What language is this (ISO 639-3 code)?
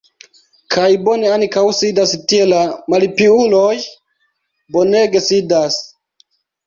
epo